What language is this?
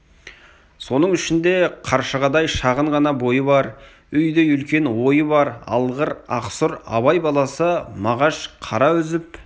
Kazakh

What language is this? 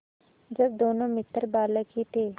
Hindi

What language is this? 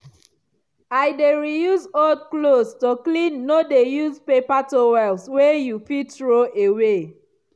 Nigerian Pidgin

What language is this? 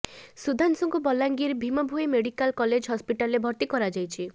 Odia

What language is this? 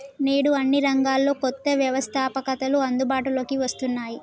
Telugu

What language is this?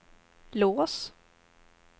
Swedish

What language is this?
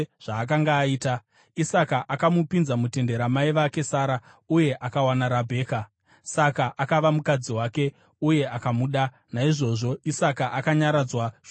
Shona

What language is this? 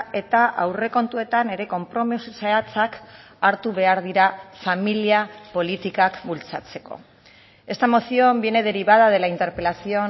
Basque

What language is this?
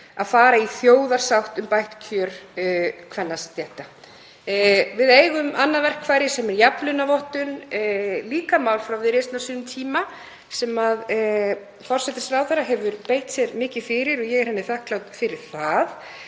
Icelandic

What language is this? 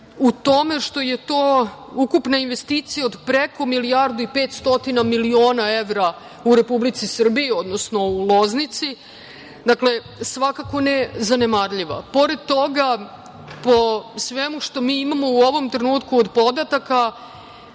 Serbian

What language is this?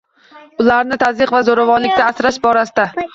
Uzbek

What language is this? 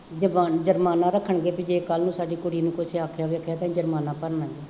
Punjabi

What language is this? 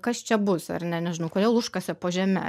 Lithuanian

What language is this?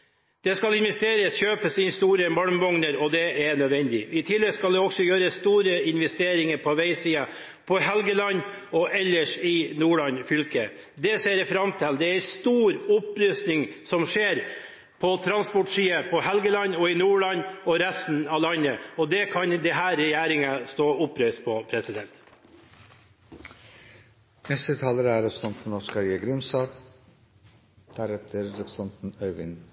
Norwegian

